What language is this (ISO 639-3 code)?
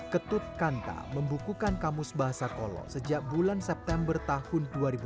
ind